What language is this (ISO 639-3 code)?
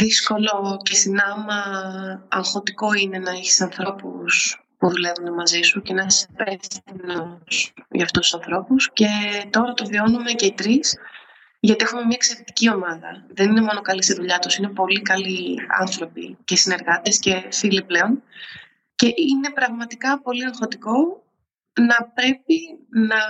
ell